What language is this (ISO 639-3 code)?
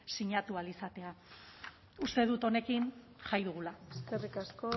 eus